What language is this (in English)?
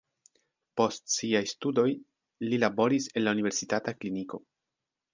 Esperanto